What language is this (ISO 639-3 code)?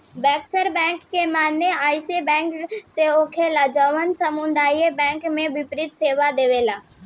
bho